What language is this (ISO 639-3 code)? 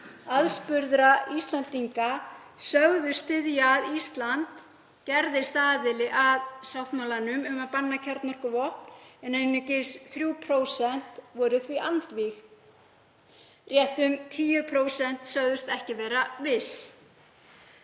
isl